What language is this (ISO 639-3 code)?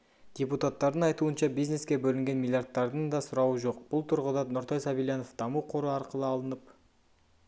kaz